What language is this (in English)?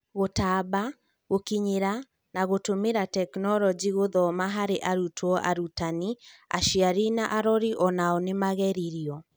Kikuyu